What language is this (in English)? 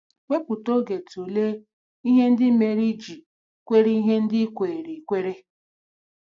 Igbo